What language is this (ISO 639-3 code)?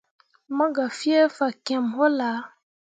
mua